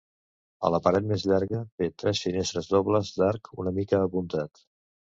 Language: Catalan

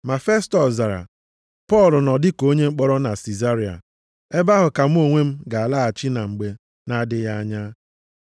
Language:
Igbo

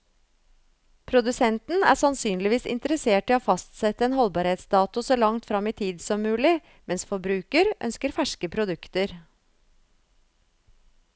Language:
Norwegian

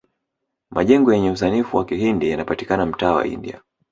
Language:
Swahili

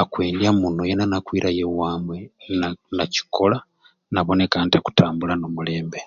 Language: Ruuli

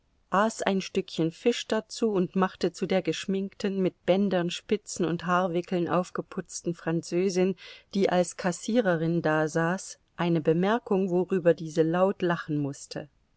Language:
German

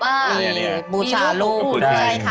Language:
Thai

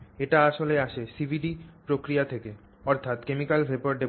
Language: Bangla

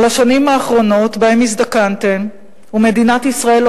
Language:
Hebrew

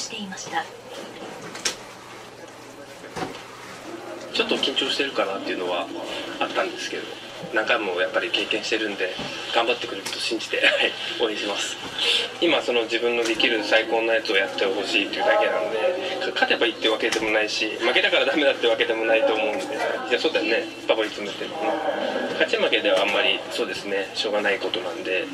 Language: Japanese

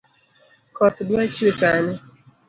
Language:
Luo (Kenya and Tanzania)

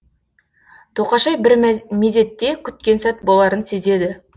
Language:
Kazakh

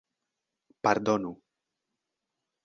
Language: Esperanto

